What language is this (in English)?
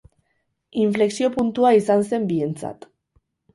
Basque